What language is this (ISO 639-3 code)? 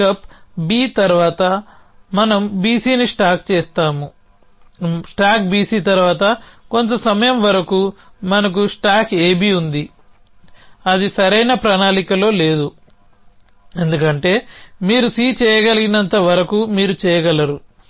tel